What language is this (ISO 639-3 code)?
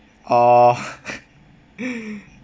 eng